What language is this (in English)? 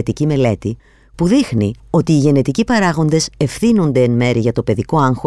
Greek